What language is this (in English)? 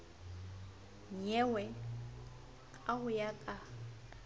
Southern Sotho